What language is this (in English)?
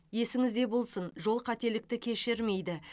Kazakh